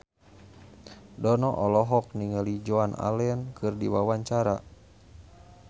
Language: Sundanese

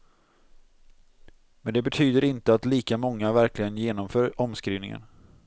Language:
Swedish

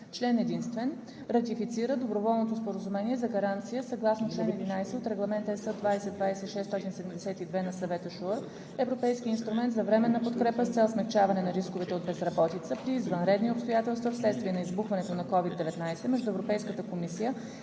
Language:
Bulgarian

